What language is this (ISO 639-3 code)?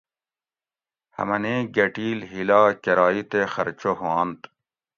gwc